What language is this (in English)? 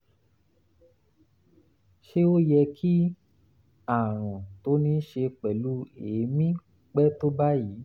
Yoruba